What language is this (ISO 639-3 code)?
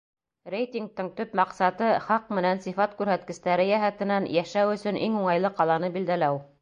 bak